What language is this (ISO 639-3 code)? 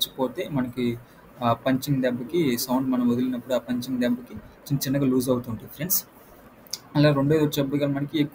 tel